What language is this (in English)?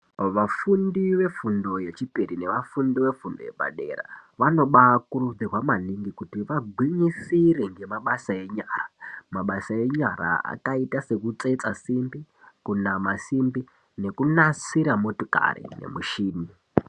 Ndau